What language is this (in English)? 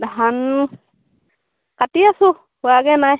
Assamese